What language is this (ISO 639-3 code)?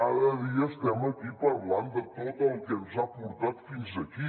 cat